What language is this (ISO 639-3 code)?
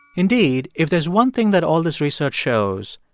eng